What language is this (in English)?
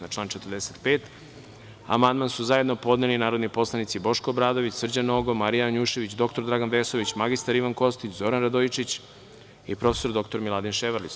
Serbian